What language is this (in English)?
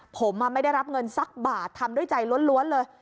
Thai